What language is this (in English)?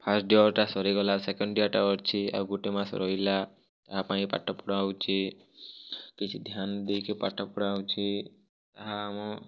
Odia